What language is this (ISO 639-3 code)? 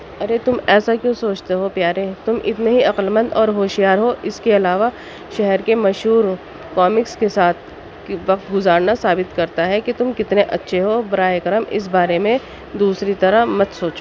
urd